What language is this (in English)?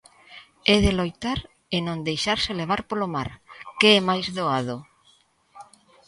Galician